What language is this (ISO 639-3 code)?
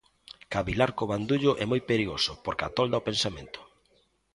glg